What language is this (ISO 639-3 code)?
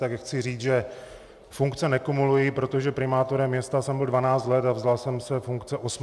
ces